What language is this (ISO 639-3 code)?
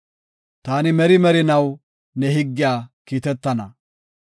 gof